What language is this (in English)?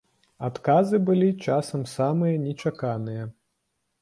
Belarusian